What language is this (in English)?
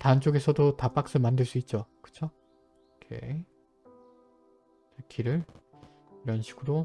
Korean